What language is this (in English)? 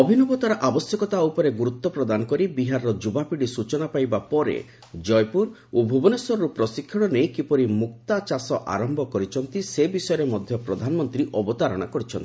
Odia